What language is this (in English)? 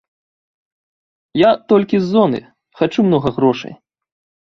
Belarusian